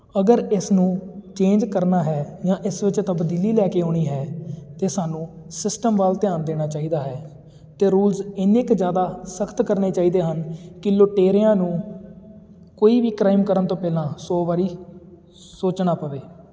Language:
Punjabi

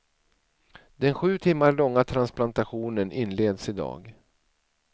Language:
Swedish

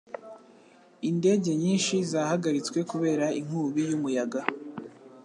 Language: Kinyarwanda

